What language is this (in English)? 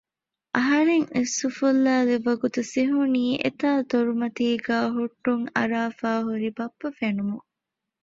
Divehi